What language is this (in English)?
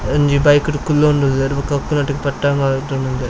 Tulu